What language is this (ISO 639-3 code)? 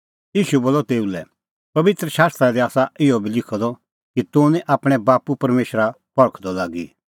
kfx